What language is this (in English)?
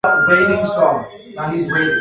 English